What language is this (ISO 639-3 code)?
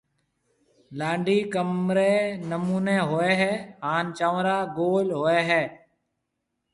mve